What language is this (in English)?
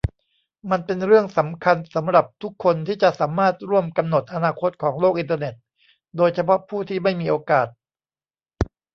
Thai